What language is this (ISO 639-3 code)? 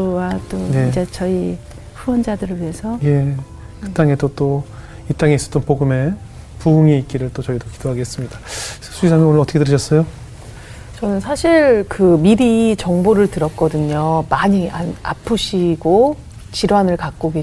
kor